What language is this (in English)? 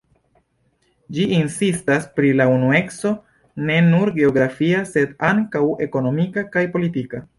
Esperanto